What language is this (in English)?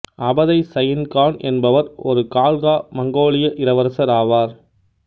Tamil